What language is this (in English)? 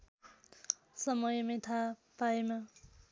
Nepali